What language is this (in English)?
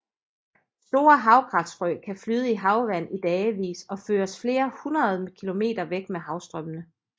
Danish